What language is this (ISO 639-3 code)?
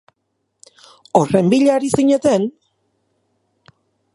eus